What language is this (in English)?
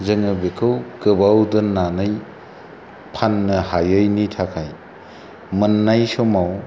Bodo